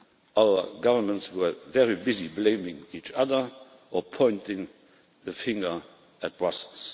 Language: English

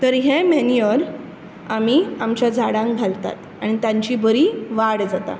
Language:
Konkani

